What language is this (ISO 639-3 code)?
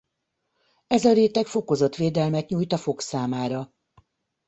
hun